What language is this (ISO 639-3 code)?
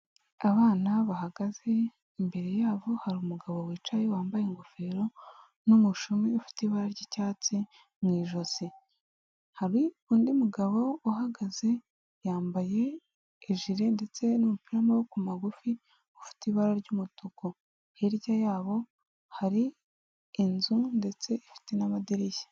kin